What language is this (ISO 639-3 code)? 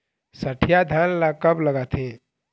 hne